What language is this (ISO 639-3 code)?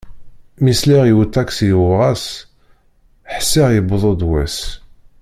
kab